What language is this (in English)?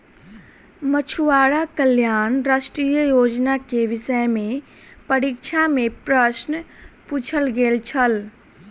Maithili